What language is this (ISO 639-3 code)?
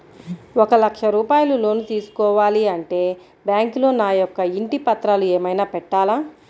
tel